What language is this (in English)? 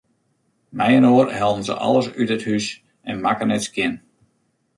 Western Frisian